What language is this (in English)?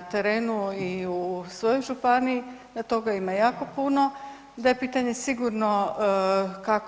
Croatian